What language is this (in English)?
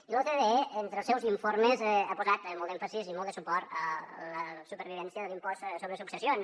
Catalan